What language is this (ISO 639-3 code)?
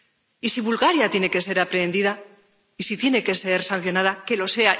spa